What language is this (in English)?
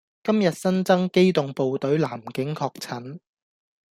Cantonese